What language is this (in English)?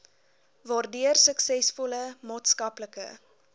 Afrikaans